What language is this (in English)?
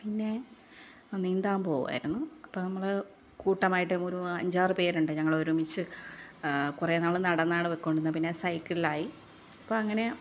Malayalam